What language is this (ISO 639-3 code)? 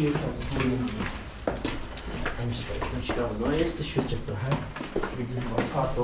pol